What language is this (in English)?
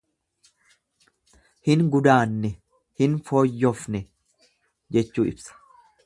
Oromo